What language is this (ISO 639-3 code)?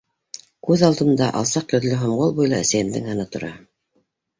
bak